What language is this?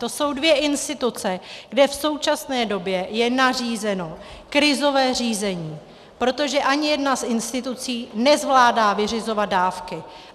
Czech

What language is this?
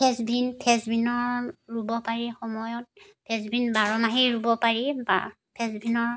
Assamese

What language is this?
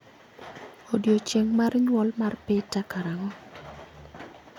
Luo (Kenya and Tanzania)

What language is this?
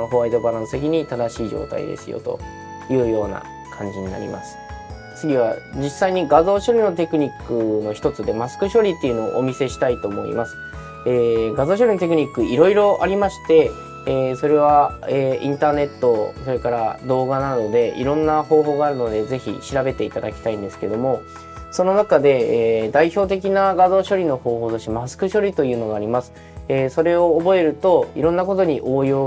Japanese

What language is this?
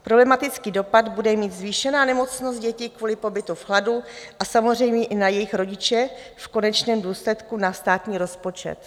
Czech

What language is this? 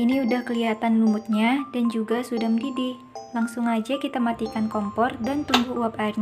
Indonesian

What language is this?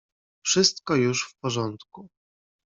Polish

